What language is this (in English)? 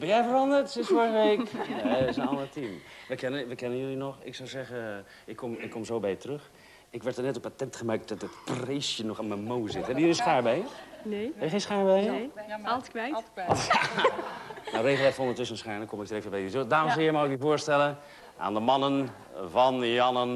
Dutch